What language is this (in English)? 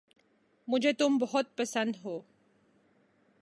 Urdu